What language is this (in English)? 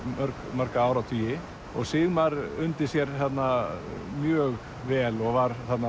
Icelandic